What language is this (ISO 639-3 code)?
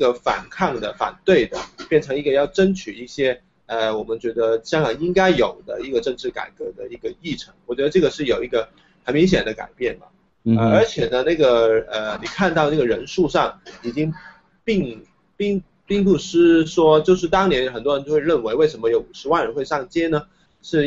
zho